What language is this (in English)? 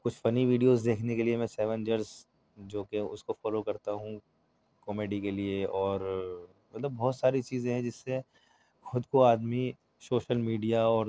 Urdu